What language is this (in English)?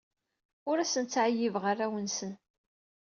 Kabyle